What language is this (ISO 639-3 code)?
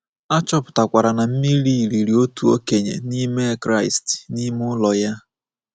ibo